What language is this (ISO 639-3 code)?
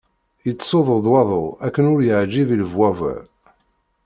kab